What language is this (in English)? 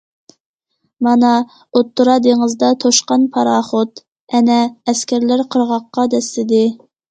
Uyghur